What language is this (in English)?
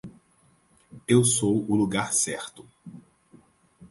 Portuguese